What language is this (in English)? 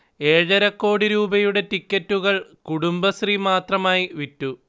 Malayalam